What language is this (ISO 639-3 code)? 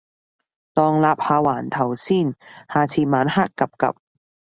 yue